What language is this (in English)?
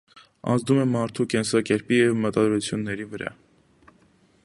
Armenian